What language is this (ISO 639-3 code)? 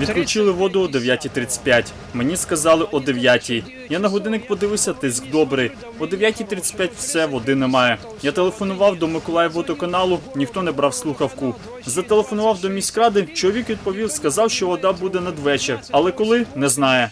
ukr